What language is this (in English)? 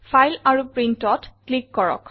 Assamese